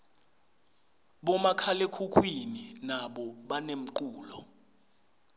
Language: Swati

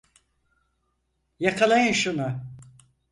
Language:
Turkish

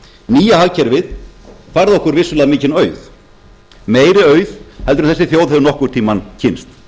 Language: Icelandic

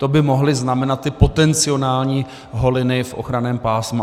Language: Czech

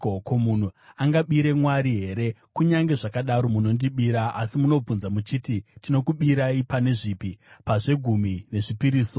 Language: Shona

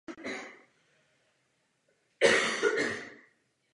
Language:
Czech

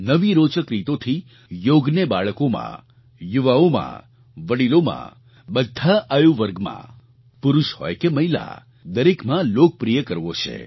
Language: Gujarati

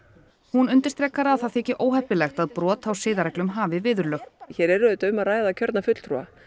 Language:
Icelandic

